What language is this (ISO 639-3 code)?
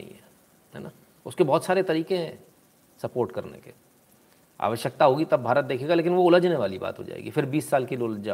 hin